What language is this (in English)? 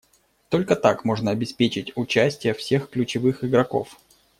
Russian